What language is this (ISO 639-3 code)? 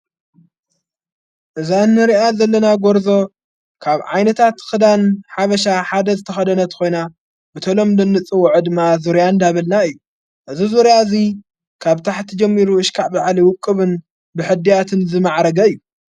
tir